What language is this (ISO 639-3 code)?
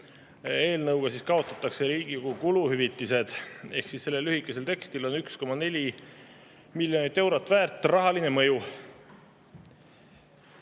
est